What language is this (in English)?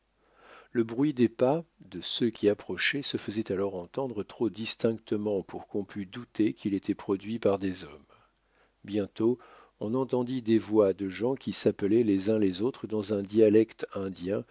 French